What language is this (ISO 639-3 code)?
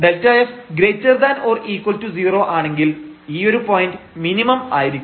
mal